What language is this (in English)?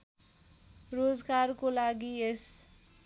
Nepali